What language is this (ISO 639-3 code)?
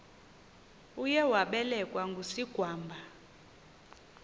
xho